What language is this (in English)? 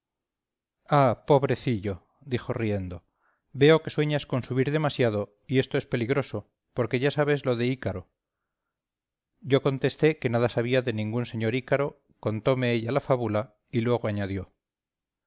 Spanish